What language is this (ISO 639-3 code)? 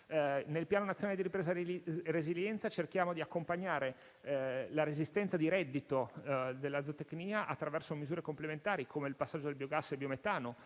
ita